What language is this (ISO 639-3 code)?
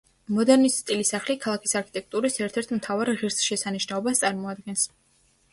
kat